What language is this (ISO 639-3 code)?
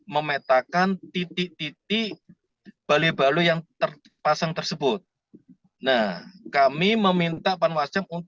ind